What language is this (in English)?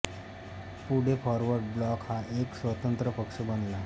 Marathi